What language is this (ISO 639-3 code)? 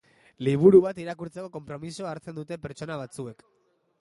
eus